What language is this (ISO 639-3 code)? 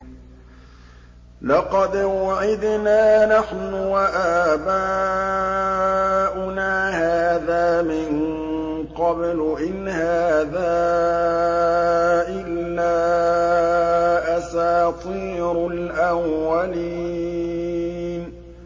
ara